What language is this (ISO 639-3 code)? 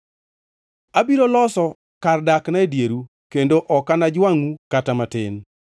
luo